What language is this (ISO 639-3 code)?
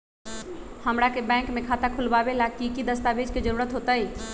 mag